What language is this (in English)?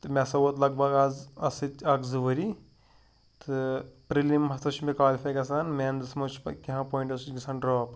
Kashmiri